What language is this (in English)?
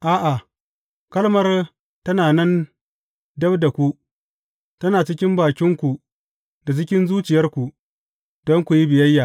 Hausa